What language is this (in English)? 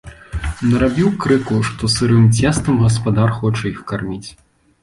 Belarusian